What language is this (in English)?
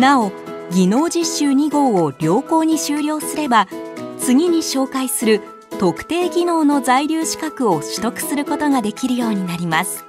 Japanese